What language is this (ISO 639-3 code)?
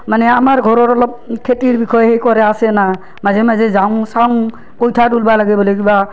asm